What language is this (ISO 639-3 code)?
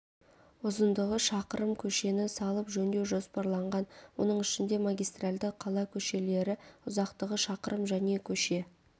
kaz